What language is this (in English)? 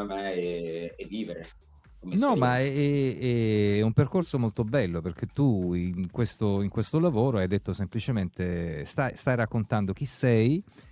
Italian